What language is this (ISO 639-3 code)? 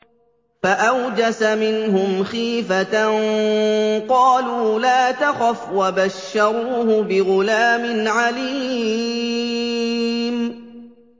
ara